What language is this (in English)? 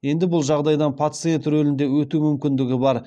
Kazakh